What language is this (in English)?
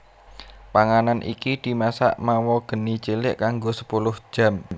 Javanese